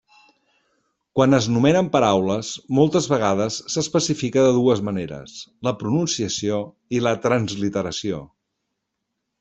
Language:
Catalan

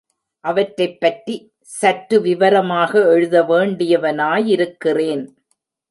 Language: Tamil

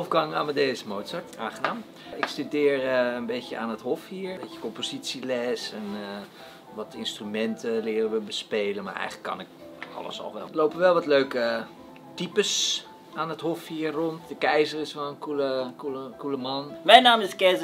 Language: Dutch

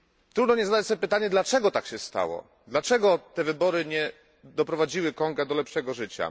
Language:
Polish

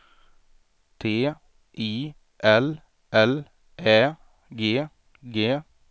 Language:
Swedish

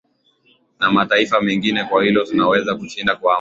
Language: Swahili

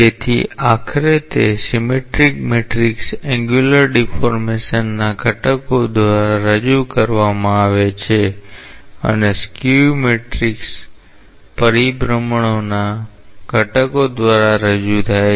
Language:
Gujarati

